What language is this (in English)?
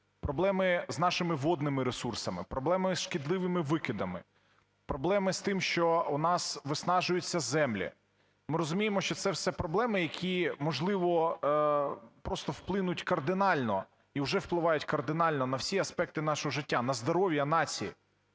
Ukrainian